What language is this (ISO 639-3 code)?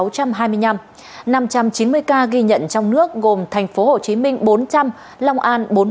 vie